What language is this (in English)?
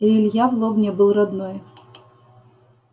Russian